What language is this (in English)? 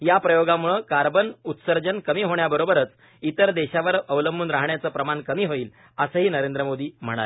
Marathi